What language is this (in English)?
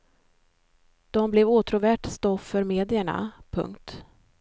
Swedish